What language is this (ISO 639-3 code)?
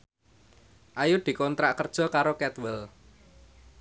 jav